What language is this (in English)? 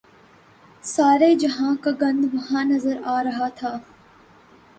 Urdu